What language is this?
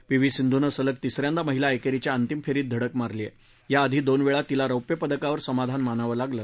Marathi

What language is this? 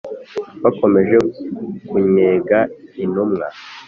Kinyarwanda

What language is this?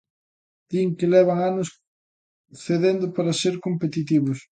Galician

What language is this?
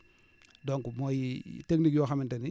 Wolof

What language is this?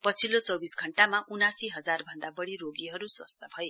Nepali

